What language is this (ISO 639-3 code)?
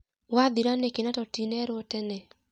kik